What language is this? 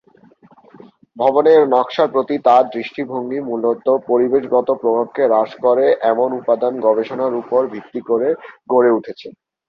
Bangla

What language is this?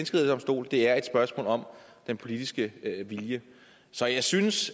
Danish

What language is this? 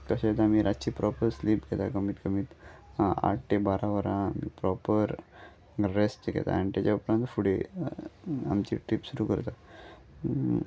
Konkani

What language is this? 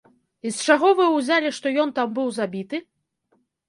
Belarusian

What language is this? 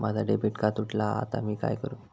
Marathi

